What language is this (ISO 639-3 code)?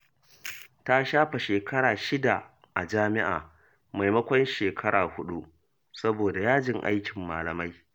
hau